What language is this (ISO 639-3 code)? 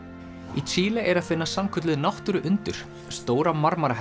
isl